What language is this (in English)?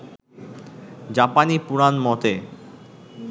Bangla